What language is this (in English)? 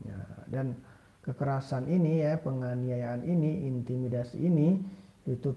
Indonesian